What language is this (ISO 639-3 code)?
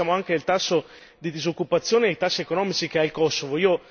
ita